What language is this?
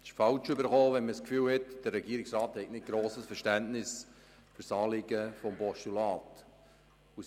Swiss German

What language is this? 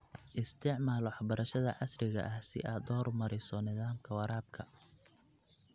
Somali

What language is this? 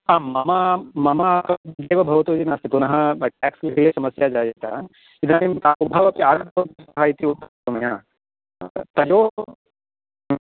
Sanskrit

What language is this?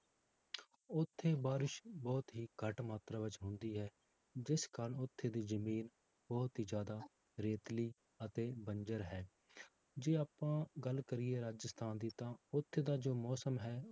Punjabi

